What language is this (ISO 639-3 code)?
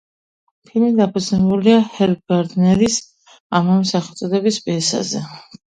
kat